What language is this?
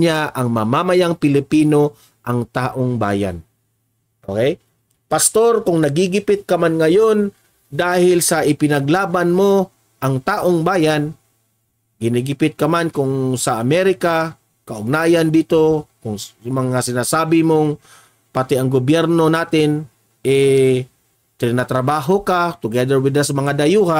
Filipino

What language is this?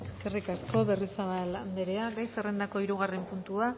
Basque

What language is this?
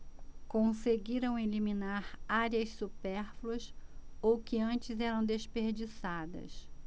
Portuguese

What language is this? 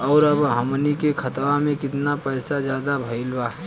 Bhojpuri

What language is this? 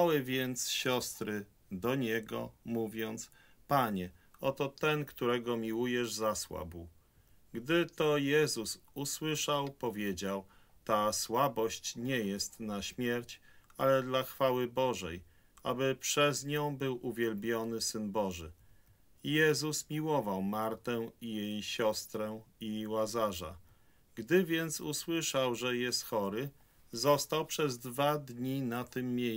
Polish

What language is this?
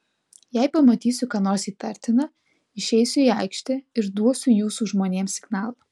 Lithuanian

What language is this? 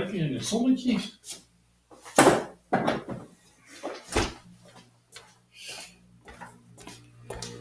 Dutch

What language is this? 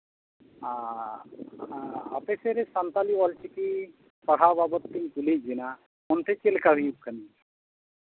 Santali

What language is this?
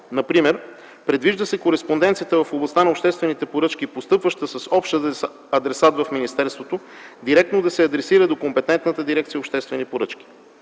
Bulgarian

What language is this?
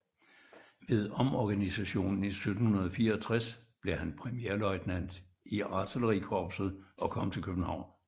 Danish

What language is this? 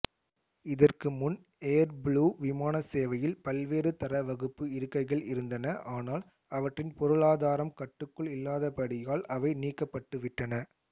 Tamil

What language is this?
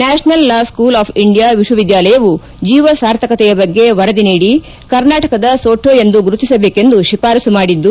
Kannada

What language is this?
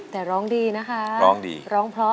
Thai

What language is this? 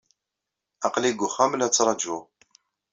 Kabyle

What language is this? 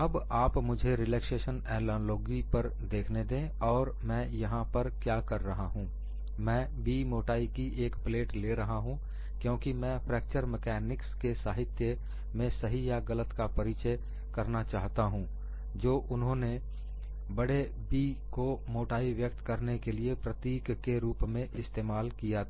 Hindi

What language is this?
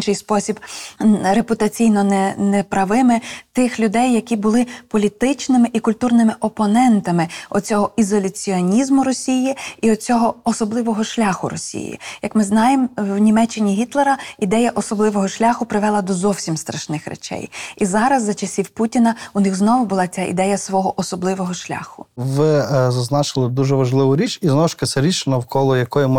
Ukrainian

